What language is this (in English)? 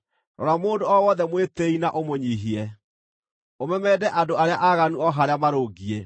Kikuyu